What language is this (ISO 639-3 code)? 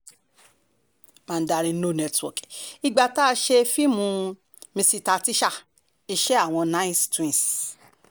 yor